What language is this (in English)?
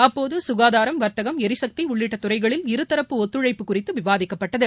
Tamil